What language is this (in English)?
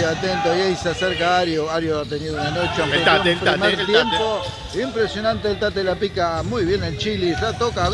Spanish